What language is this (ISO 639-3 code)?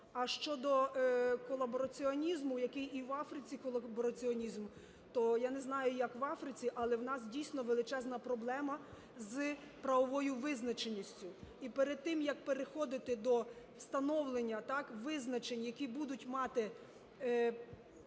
ukr